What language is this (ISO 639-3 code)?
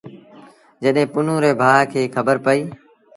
sbn